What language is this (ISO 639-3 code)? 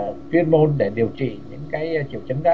vie